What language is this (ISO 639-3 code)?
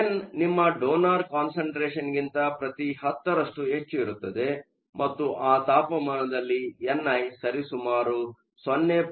kan